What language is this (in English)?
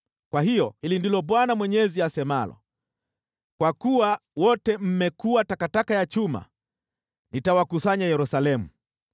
Swahili